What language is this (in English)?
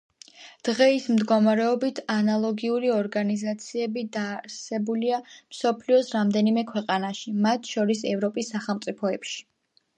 Georgian